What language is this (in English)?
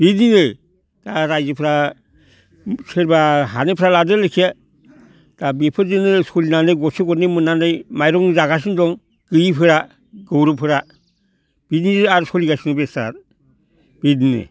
Bodo